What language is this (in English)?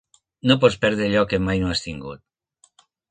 Catalan